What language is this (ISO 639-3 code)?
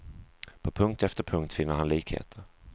swe